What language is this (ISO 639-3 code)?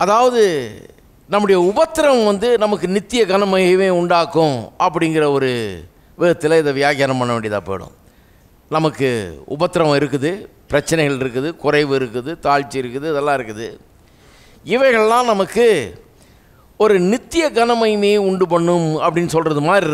ron